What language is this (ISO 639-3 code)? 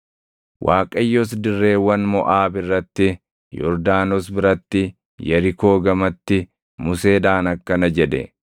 orm